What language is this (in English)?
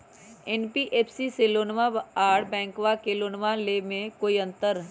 Magahi